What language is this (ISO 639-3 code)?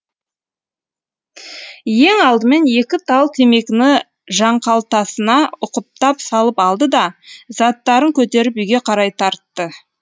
kaz